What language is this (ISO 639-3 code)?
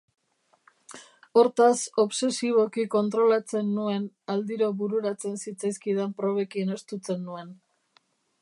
eus